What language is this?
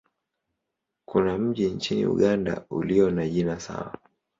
Swahili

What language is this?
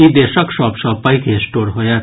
Maithili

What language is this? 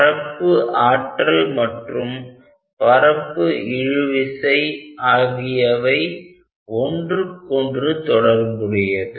Tamil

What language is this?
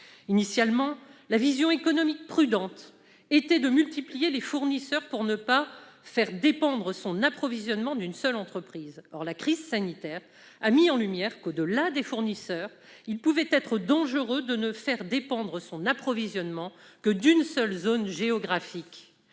French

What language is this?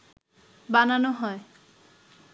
Bangla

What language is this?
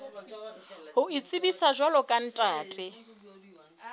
Southern Sotho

